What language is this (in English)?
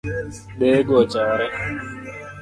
Luo (Kenya and Tanzania)